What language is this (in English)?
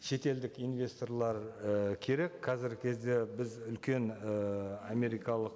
Kazakh